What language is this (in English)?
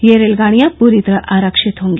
Hindi